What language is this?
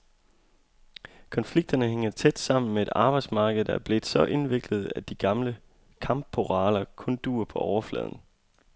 Danish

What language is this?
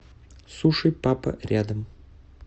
Russian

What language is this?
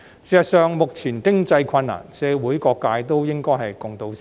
Cantonese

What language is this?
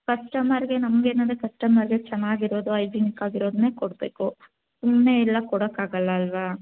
Kannada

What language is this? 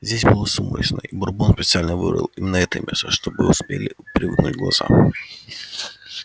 Russian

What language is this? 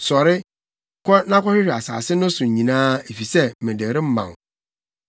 Akan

